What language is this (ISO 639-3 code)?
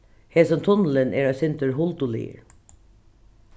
fao